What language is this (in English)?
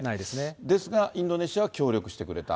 Japanese